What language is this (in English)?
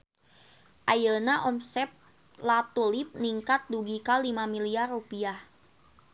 Sundanese